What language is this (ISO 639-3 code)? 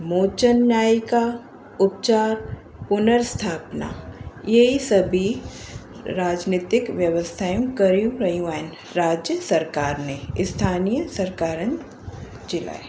snd